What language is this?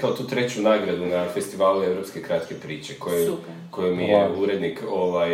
Croatian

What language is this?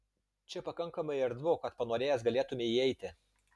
Lithuanian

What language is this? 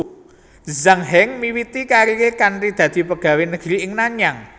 Javanese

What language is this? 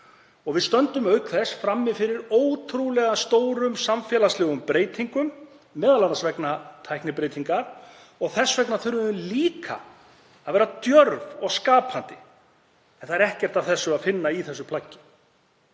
Icelandic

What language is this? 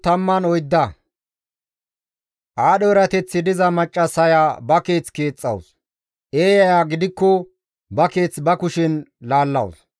Gamo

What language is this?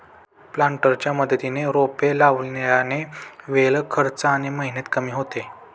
Marathi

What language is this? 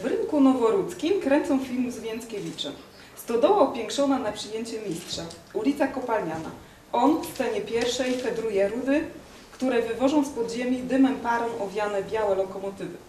Polish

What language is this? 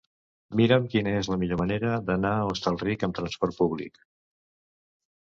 Catalan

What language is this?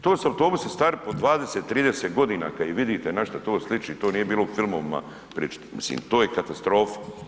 Croatian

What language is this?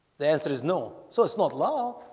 English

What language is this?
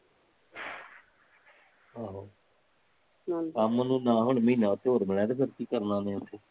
Punjabi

